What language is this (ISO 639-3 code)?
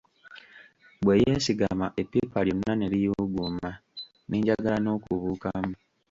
lug